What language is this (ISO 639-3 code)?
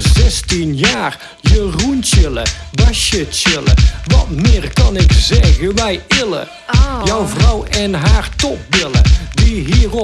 nld